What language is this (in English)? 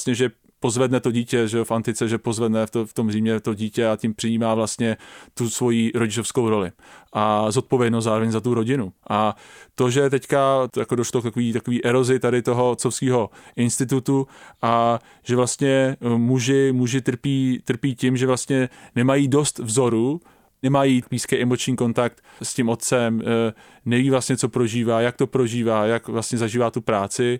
Czech